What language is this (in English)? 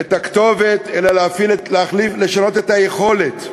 Hebrew